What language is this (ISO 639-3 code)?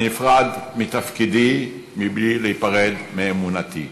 heb